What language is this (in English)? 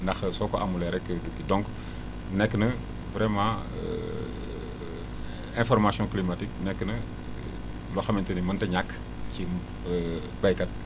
Wolof